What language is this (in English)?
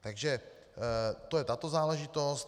Czech